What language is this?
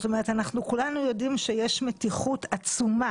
Hebrew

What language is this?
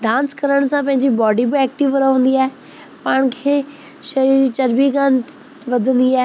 Sindhi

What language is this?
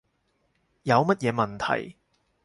Cantonese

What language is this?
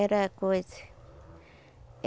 Portuguese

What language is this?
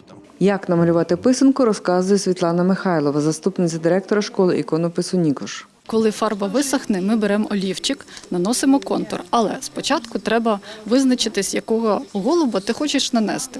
Ukrainian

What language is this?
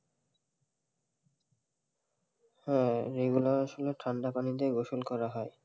Bangla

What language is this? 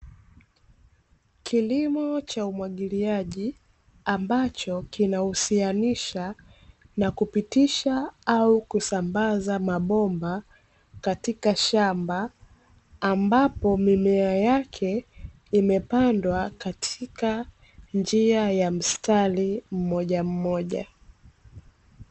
Swahili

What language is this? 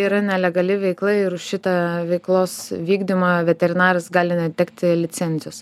Lithuanian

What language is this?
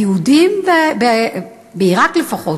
Hebrew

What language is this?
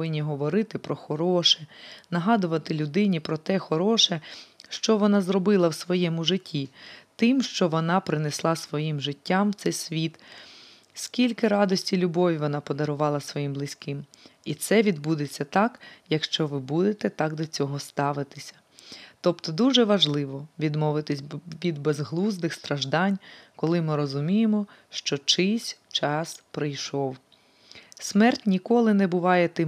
Ukrainian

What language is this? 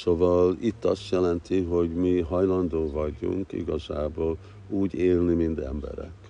Hungarian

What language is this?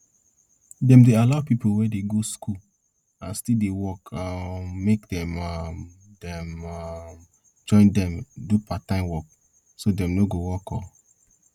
Nigerian Pidgin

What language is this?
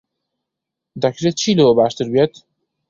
Central Kurdish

